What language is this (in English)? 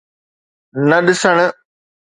Sindhi